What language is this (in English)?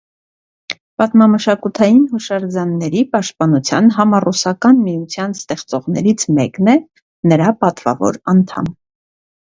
Armenian